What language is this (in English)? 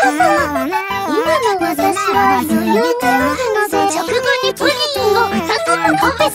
Japanese